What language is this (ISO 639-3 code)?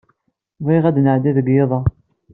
kab